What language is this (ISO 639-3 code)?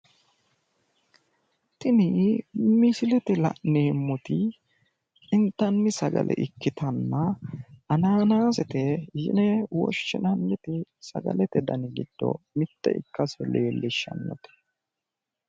sid